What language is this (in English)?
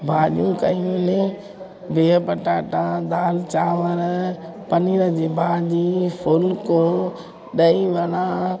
Sindhi